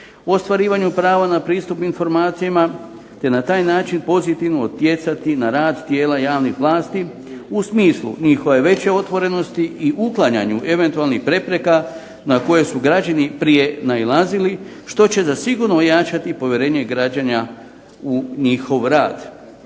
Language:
Croatian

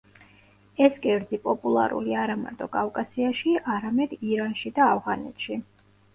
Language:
Georgian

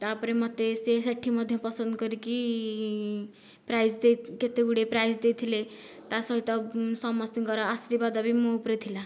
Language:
Odia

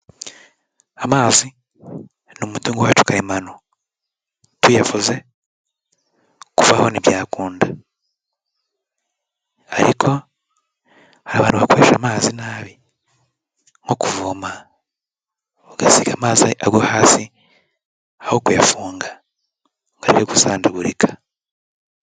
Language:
Kinyarwanda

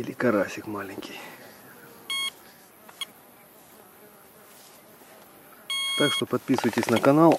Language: Russian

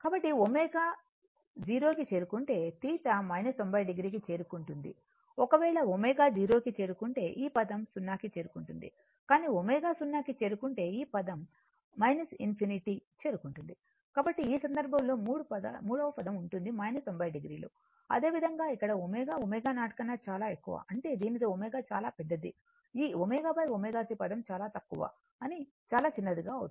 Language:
Telugu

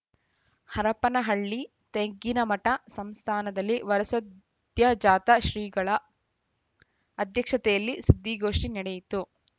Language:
Kannada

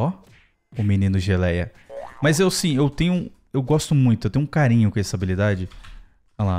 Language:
Portuguese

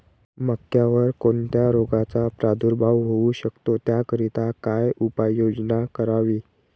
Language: Marathi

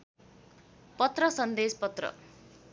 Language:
Nepali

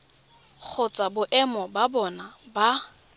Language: Tswana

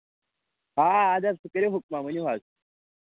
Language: Kashmiri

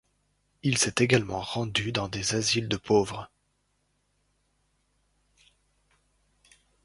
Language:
French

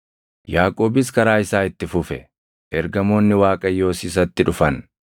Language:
Oromo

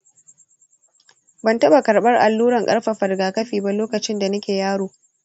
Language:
Hausa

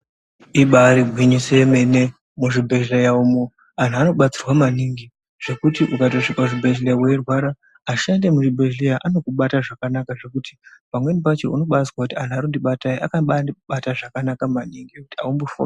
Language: Ndau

